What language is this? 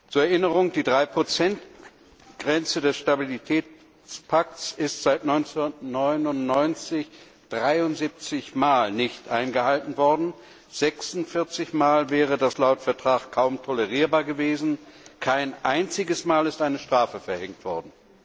German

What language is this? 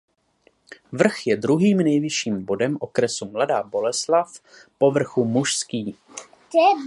Czech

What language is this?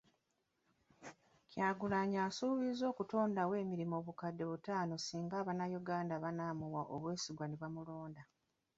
Ganda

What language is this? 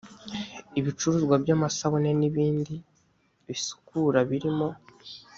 Kinyarwanda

